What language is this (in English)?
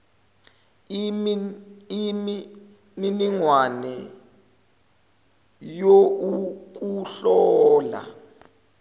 Zulu